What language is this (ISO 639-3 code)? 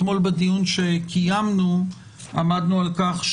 heb